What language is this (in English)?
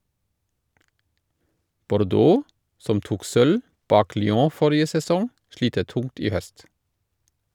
Norwegian